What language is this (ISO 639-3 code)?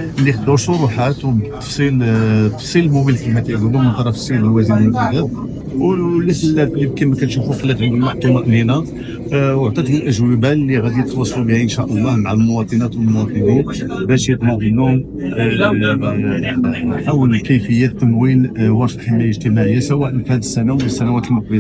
ara